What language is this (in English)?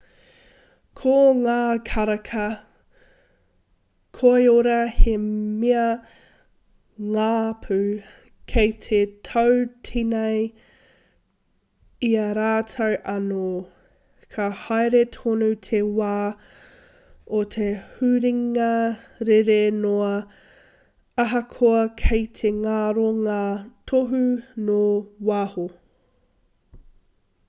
Māori